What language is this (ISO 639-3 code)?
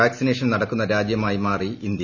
mal